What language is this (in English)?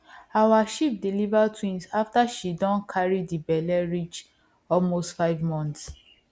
Nigerian Pidgin